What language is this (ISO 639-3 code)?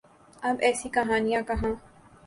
urd